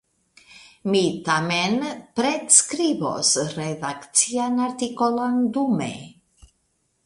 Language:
Esperanto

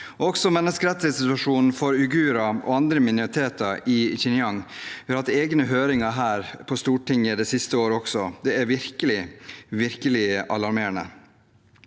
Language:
Norwegian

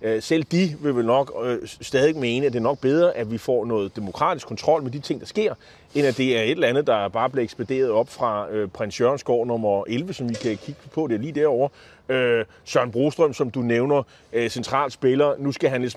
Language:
Danish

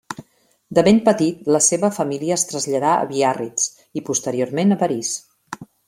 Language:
Catalan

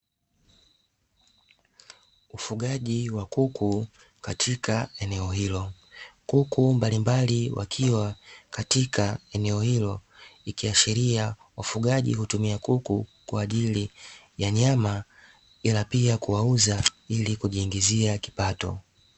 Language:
Swahili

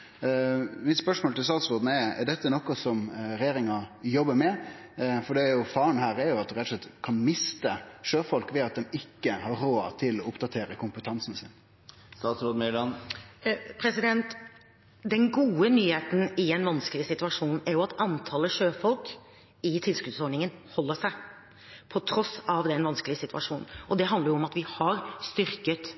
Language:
Norwegian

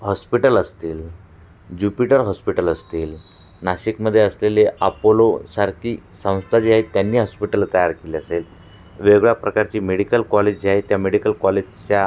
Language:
Marathi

